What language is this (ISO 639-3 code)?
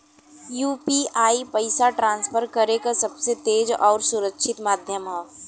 bho